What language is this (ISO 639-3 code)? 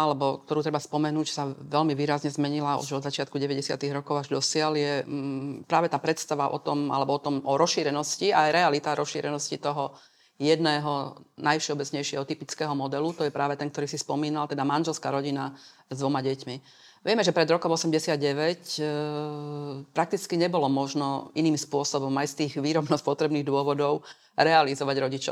slk